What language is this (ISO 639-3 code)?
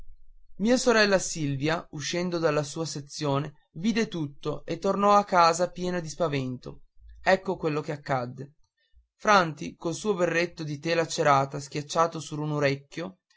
ita